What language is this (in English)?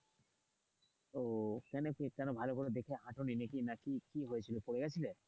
Bangla